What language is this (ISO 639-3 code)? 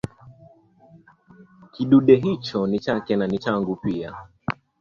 swa